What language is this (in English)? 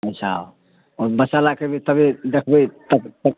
Maithili